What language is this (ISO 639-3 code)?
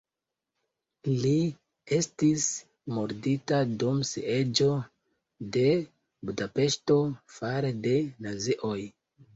epo